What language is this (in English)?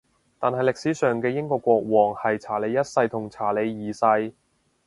Cantonese